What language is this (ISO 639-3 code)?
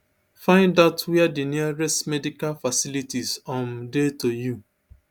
pcm